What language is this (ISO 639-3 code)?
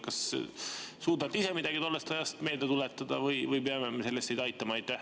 est